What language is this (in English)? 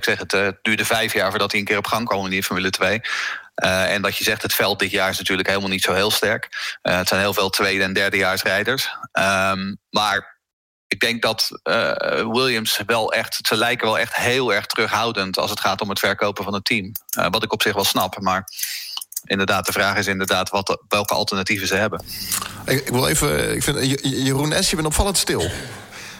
Dutch